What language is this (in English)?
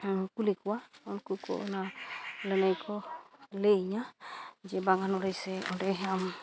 Santali